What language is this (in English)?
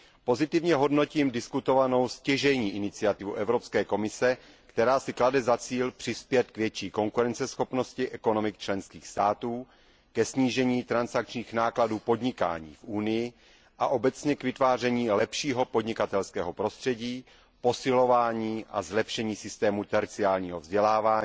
Czech